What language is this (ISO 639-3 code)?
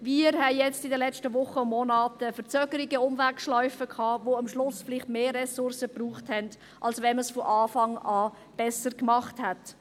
gsw